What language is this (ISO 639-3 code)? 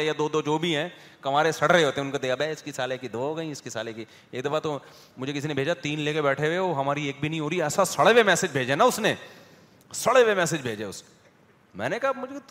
urd